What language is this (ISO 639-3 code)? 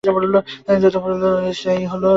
ben